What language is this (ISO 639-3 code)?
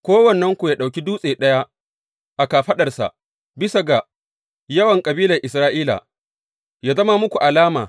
hau